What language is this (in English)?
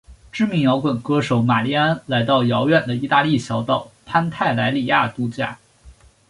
Chinese